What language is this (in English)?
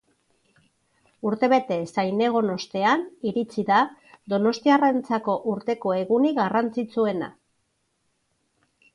Basque